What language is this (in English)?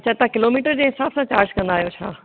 Sindhi